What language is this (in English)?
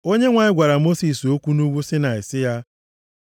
Igbo